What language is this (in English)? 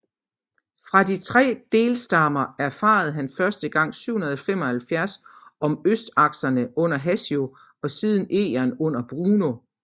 Danish